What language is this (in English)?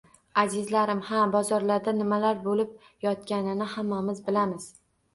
Uzbek